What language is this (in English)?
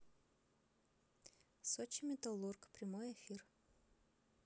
Russian